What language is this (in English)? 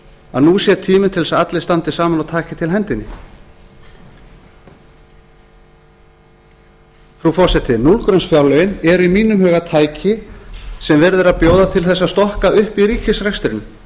Icelandic